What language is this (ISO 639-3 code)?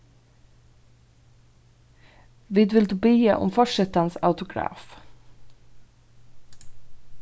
fao